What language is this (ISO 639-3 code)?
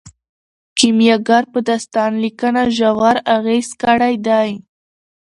pus